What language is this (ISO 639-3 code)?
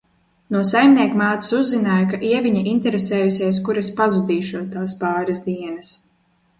lav